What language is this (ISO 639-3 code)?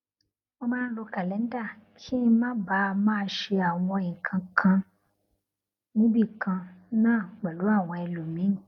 yor